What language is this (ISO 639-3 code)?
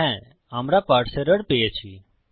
ben